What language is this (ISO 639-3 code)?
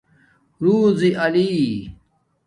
dmk